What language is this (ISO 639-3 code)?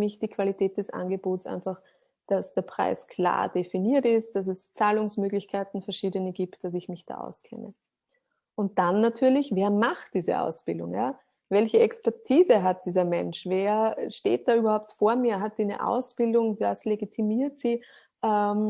deu